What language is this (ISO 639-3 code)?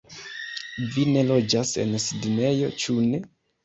epo